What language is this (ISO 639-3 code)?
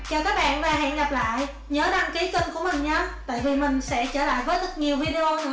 vie